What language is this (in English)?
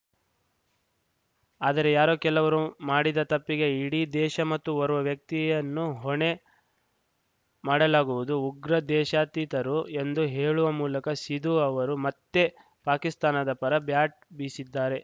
Kannada